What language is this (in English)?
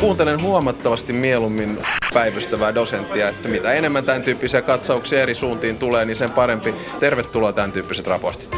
Finnish